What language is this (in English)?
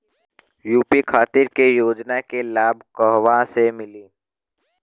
Bhojpuri